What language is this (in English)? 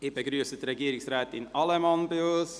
Swiss German